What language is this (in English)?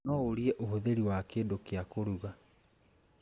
Kikuyu